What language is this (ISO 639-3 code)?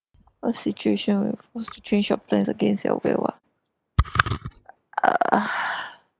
eng